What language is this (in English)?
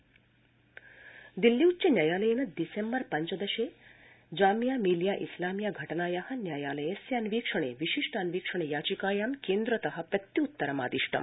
Sanskrit